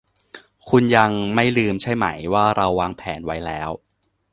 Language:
Thai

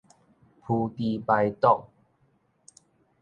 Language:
Min Nan Chinese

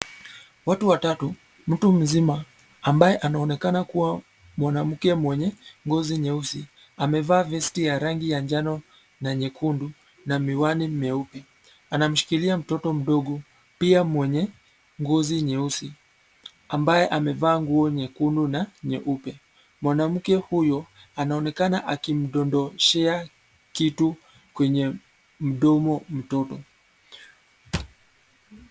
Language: Swahili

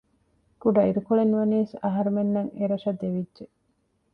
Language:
Divehi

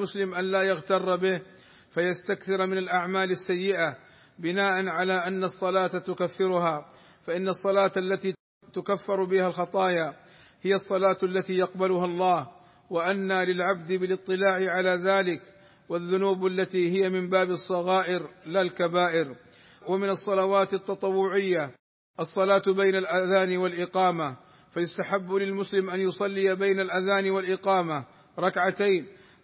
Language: Arabic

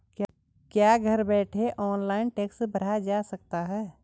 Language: Hindi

